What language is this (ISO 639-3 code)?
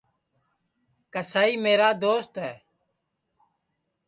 ssi